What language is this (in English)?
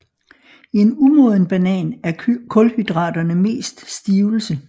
Danish